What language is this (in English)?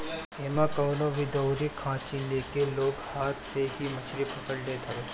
Bhojpuri